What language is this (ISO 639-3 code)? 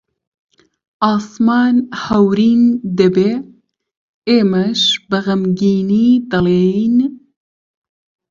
ckb